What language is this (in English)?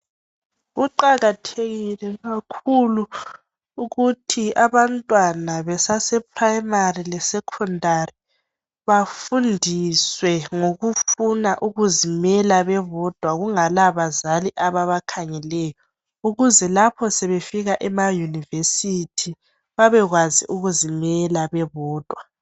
North Ndebele